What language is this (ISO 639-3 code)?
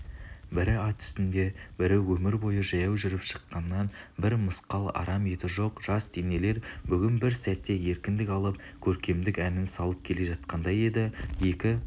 kaz